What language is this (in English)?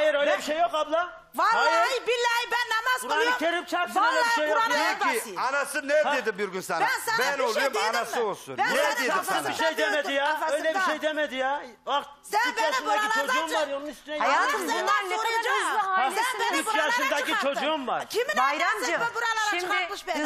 Turkish